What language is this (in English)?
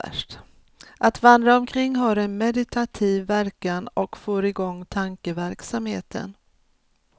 Swedish